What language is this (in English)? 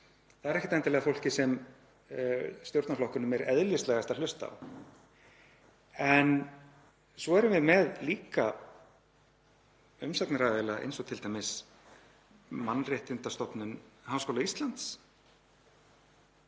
Icelandic